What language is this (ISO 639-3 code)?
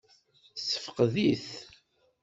kab